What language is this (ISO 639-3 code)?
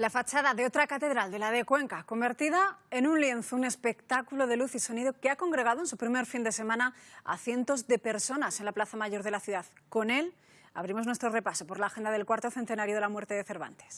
spa